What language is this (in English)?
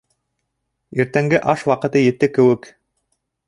Bashkir